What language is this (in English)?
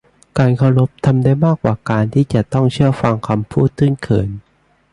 Thai